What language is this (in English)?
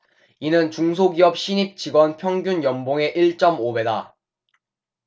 Korean